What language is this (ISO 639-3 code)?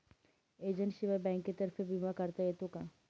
mar